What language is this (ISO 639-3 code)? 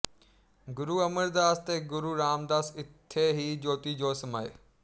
pan